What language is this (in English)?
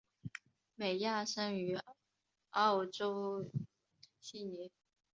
Chinese